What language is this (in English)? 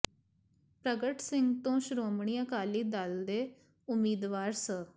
Punjabi